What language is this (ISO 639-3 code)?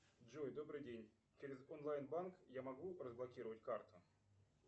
rus